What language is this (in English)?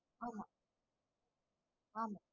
Tamil